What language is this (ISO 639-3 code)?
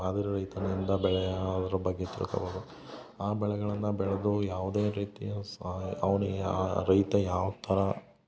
kan